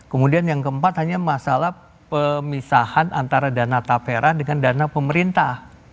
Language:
Indonesian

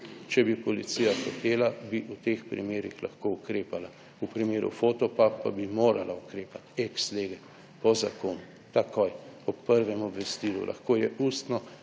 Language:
Slovenian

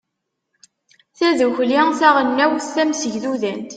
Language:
Kabyle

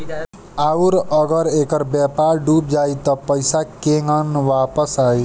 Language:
Bhojpuri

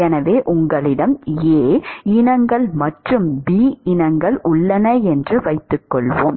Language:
Tamil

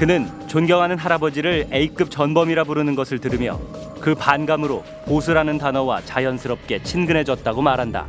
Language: Korean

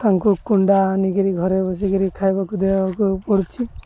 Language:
Odia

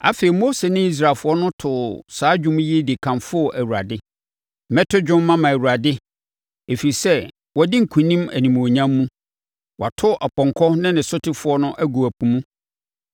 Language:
Akan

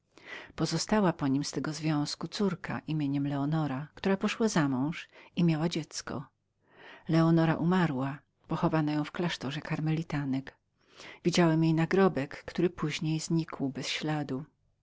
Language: Polish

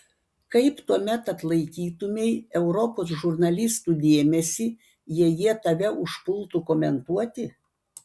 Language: Lithuanian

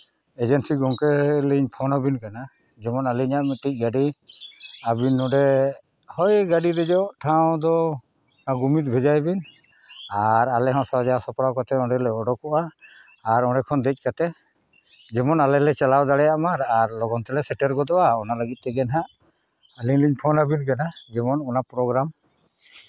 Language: Santali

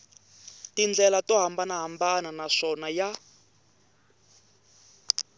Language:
Tsonga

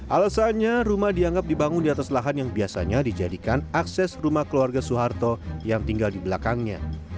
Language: Indonesian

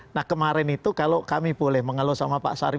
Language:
Indonesian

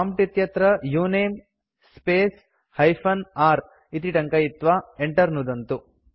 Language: Sanskrit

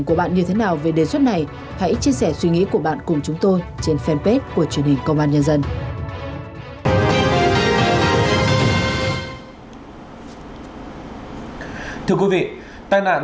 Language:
Vietnamese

